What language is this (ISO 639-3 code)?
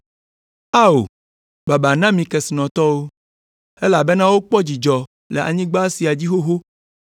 ewe